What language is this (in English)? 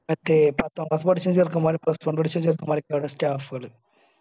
Malayalam